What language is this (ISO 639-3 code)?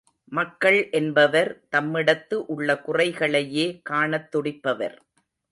tam